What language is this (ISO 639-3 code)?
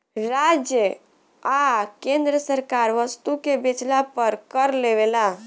bho